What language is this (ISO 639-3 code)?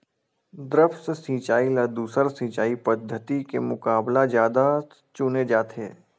hne